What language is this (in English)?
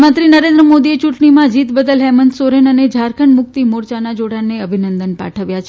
Gujarati